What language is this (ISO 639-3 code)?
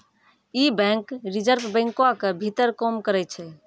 mai